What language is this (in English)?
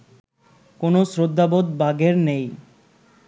Bangla